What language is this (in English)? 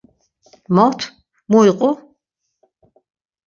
Laz